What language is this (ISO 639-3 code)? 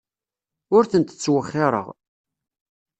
kab